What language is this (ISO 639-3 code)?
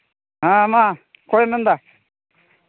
sat